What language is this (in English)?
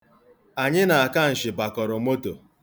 Igbo